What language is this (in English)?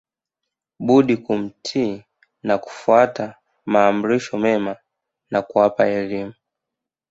Swahili